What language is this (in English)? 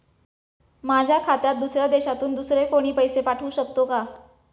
Marathi